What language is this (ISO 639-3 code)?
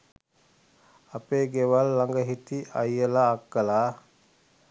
sin